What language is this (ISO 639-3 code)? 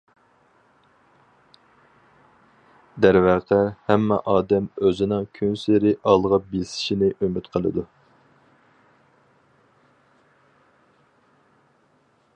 uig